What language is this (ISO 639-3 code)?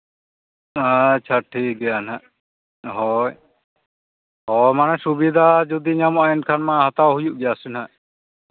sat